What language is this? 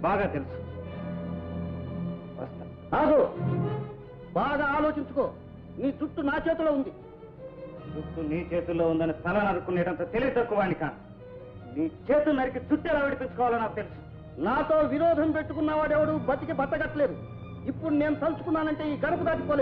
Indonesian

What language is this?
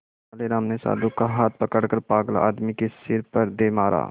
Hindi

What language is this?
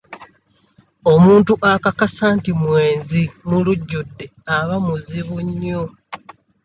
Ganda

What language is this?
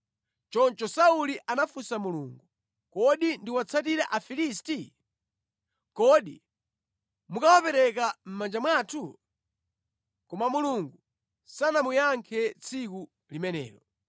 Nyanja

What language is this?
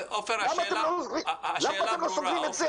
Hebrew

